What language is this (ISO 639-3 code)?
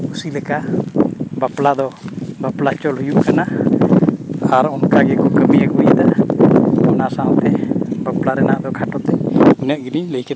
sat